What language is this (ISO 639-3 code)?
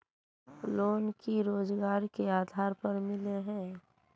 mag